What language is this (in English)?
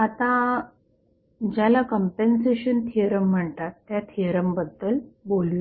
Marathi